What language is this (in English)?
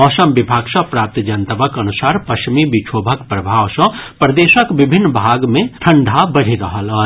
Maithili